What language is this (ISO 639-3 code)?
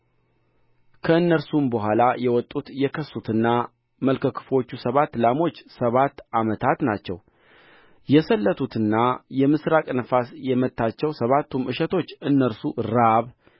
amh